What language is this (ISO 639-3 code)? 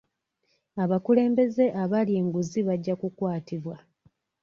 lug